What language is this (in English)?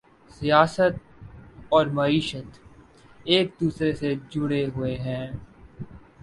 Urdu